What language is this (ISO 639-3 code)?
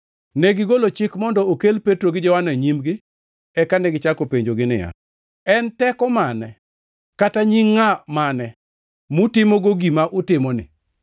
luo